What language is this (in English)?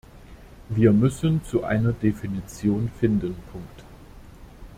German